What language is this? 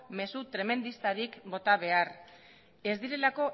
Basque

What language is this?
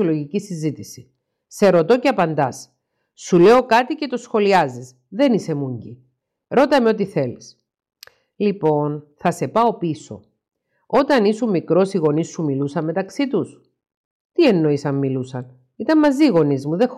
Greek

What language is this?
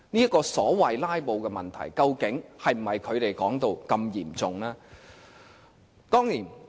Cantonese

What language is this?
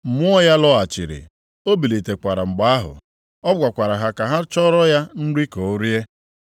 Igbo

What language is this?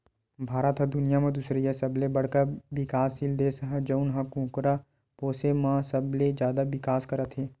Chhattisgarhi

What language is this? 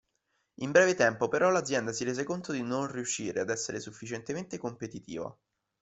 Italian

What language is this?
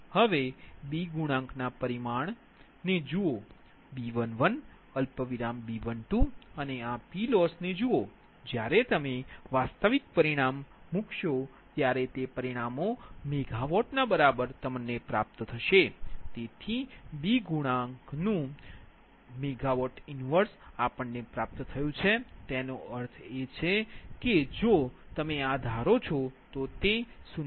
Gujarati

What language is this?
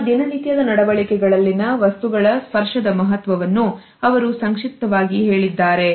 Kannada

